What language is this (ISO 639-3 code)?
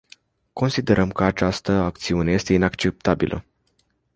ron